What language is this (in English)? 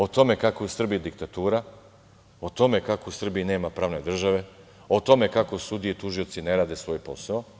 Serbian